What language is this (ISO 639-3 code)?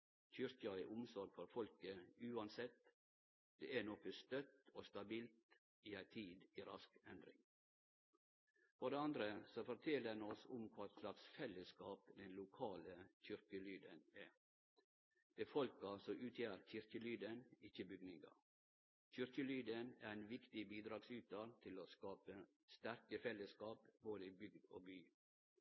nno